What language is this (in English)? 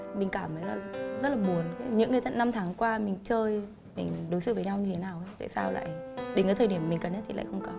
Vietnamese